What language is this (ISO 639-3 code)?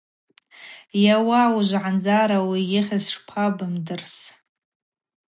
abq